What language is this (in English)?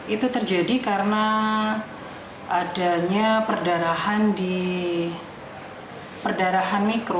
Indonesian